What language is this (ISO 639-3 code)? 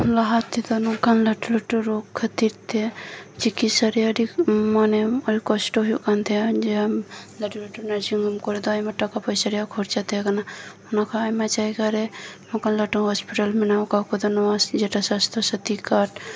sat